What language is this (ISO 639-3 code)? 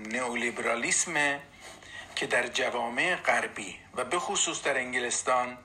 fas